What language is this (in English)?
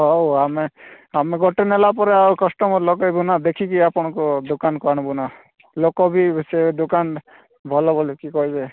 Odia